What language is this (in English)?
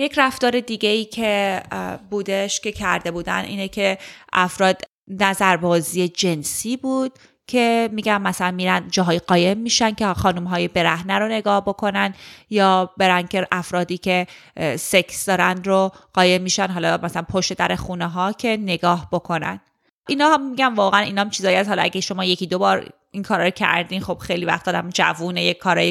Persian